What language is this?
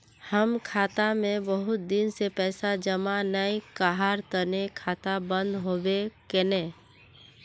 Magahi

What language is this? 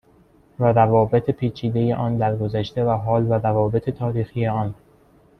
Persian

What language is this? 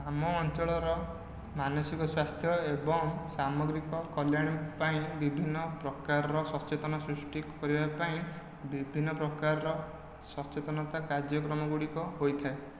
Odia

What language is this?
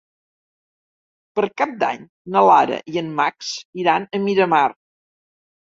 Catalan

